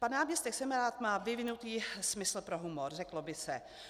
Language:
Czech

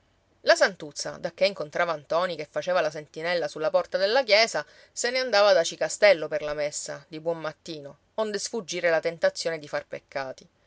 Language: Italian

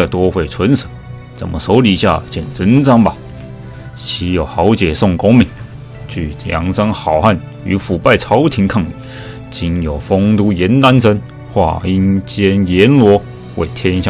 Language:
Chinese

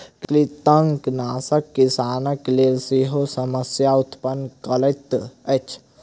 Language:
Maithili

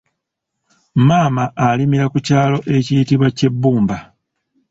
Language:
Ganda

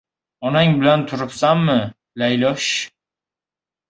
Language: Uzbek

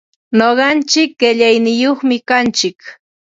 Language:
Ambo-Pasco Quechua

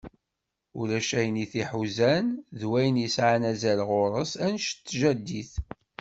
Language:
Kabyle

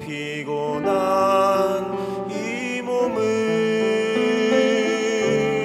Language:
Korean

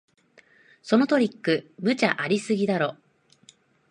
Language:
Japanese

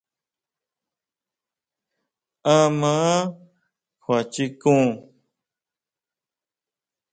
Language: Huautla Mazatec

